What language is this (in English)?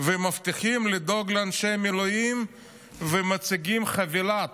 Hebrew